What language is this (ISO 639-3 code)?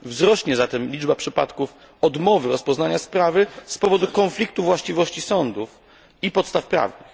pol